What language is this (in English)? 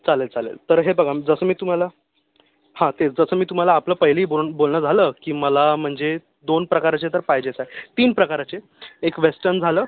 Marathi